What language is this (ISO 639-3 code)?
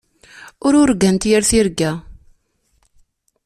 kab